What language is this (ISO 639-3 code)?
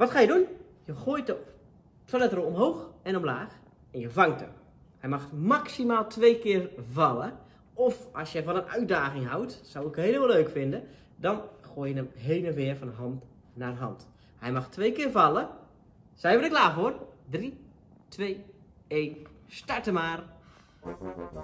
nld